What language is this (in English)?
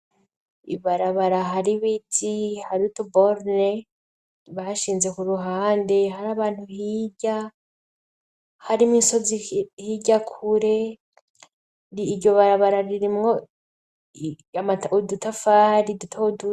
Rundi